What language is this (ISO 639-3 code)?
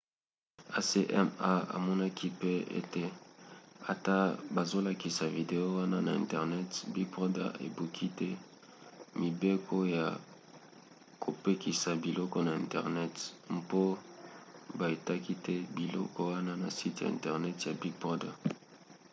lin